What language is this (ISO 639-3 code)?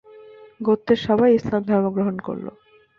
ben